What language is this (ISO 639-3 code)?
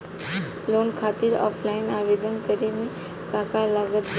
bho